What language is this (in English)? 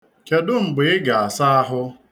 Igbo